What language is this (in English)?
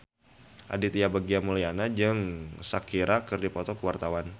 Sundanese